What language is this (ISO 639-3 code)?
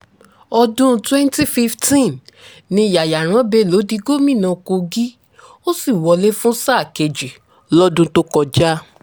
yor